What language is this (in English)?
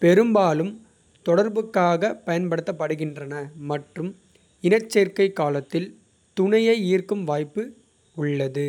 Kota (India)